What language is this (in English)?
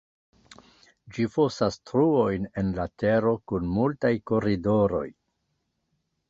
Esperanto